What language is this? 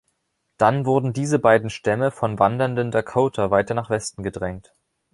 German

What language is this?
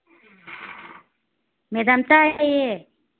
Manipuri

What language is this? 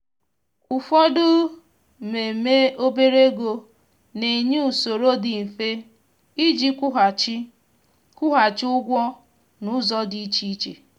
Igbo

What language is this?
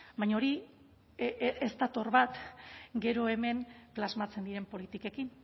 Basque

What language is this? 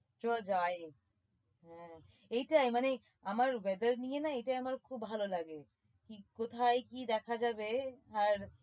Bangla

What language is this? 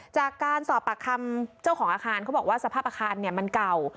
Thai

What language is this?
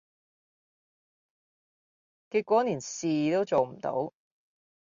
Cantonese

